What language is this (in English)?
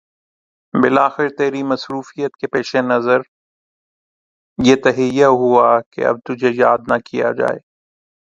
Urdu